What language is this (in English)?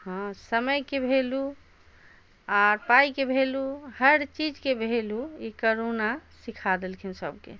Maithili